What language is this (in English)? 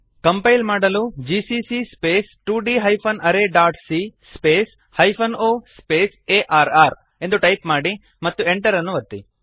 Kannada